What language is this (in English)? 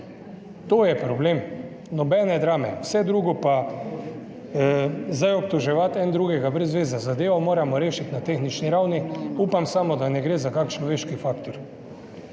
Slovenian